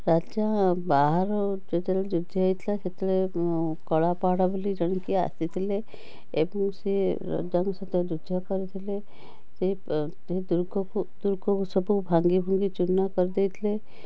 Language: Odia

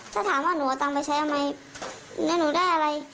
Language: Thai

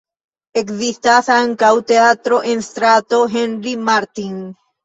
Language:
Esperanto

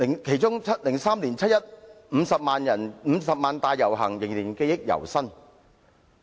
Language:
Cantonese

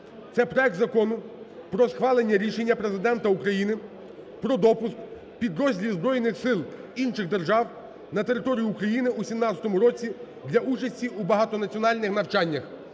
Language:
Ukrainian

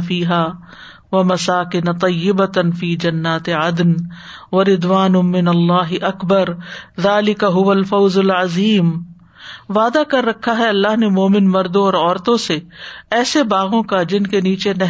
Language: Urdu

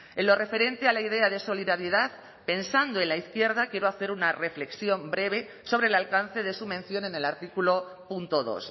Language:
Spanish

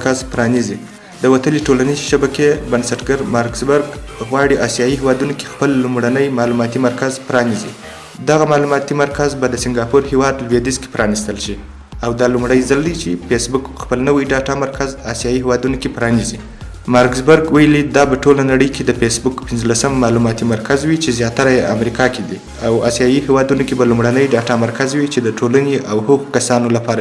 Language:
Persian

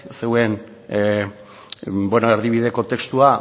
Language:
Basque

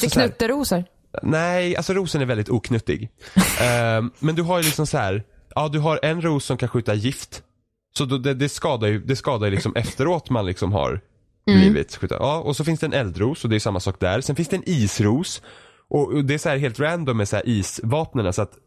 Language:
Swedish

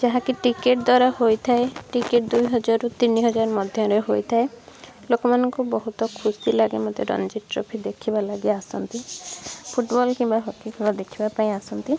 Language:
Odia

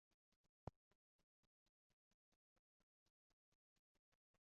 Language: Esperanto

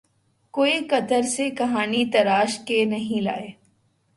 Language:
Urdu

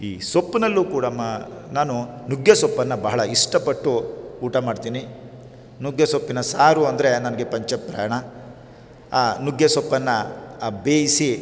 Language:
Kannada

